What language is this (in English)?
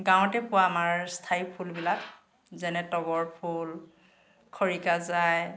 Assamese